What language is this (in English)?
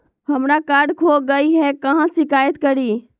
Magahi